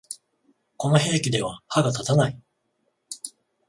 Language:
Japanese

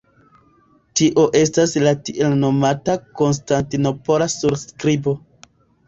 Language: Esperanto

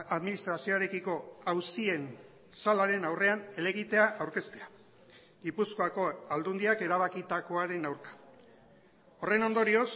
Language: Basque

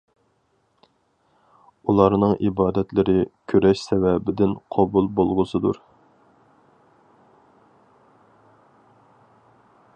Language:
Uyghur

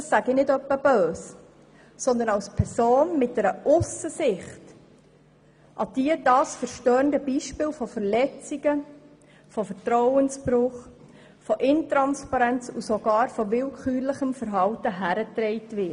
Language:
Swiss German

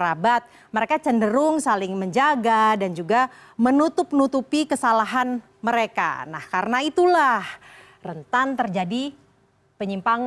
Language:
Indonesian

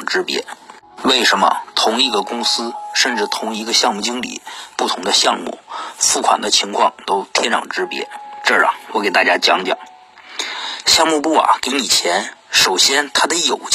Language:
Chinese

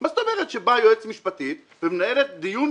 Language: Hebrew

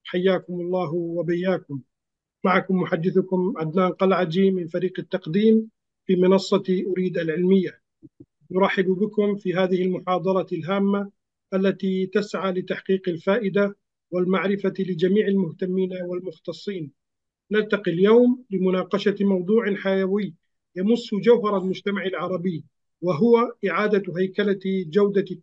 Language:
Arabic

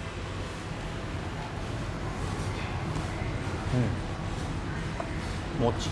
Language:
Japanese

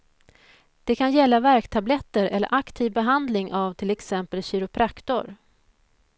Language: Swedish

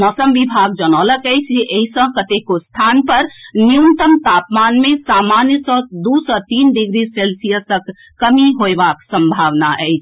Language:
Maithili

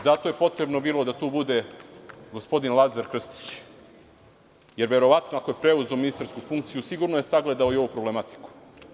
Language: Serbian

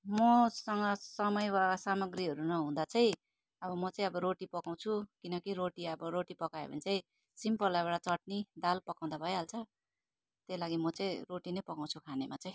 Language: Nepali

